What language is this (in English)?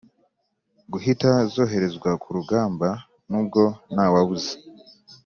Kinyarwanda